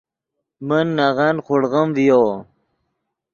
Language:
Yidgha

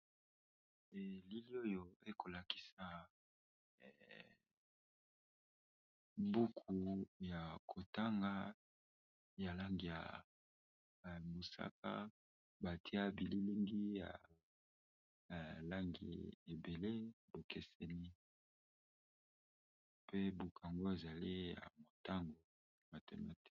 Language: Lingala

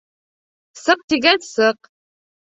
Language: Bashkir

